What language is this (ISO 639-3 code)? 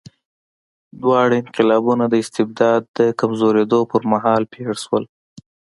pus